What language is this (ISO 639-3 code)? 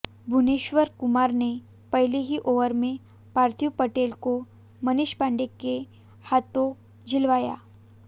hin